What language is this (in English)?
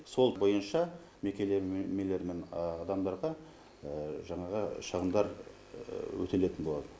Kazakh